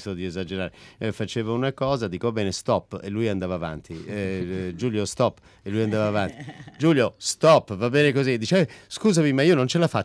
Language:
Italian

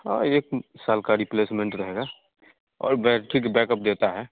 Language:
Hindi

